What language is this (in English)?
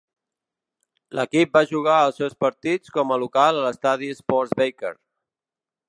Catalan